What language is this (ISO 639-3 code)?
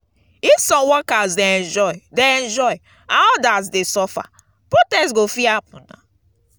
pcm